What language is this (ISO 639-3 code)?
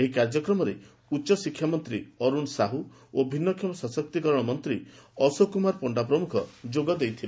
ori